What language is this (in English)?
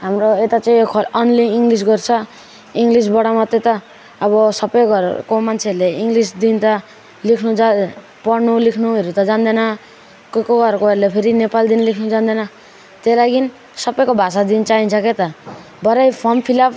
Nepali